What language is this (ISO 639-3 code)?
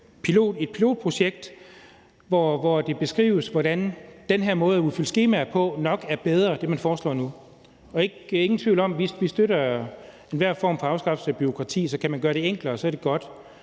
dan